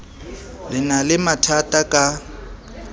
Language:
Southern Sotho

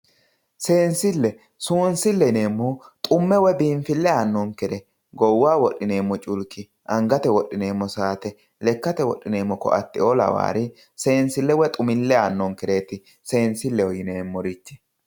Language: Sidamo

